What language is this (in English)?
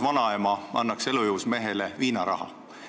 Estonian